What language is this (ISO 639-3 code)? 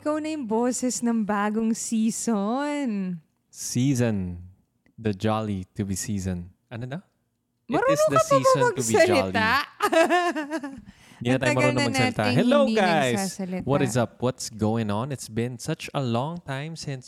fil